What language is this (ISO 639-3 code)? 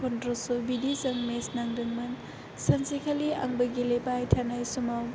brx